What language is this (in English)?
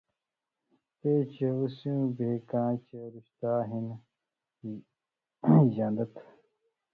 Indus Kohistani